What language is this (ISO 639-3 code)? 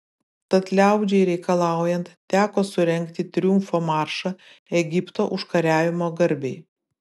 lit